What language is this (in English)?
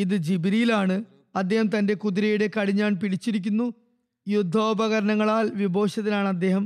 Malayalam